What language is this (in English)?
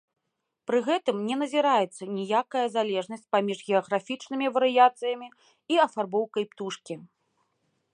Belarusian